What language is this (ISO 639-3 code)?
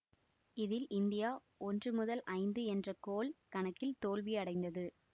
tam